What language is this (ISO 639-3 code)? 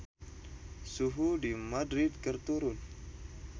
sun